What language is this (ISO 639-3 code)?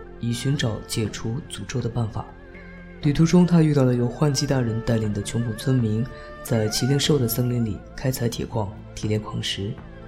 zho